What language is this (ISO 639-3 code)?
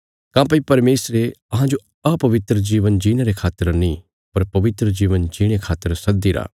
kfs